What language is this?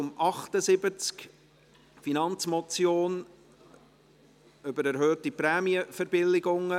Swiss German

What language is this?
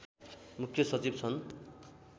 Nepali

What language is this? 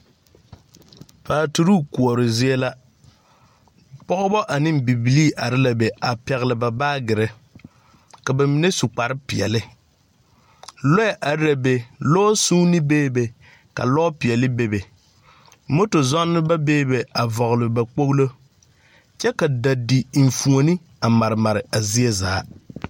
Southern Dagaare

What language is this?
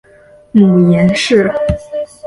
Chinese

